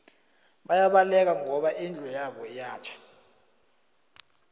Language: South Ndebele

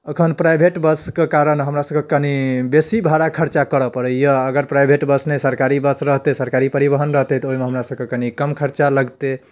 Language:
Maithili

